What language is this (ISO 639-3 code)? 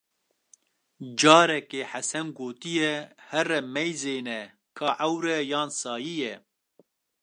kur